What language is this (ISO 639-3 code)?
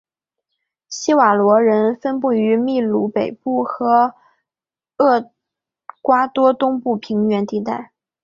zho